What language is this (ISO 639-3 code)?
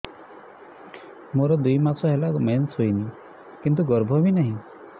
ori